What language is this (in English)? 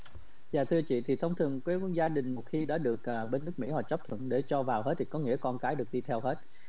Vietnamese